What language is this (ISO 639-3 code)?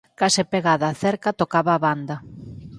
glg